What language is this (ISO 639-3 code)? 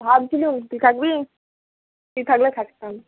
ben